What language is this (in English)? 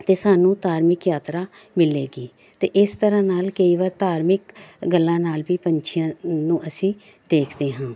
Punjabi